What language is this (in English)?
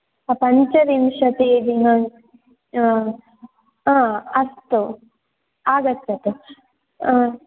Sanskrit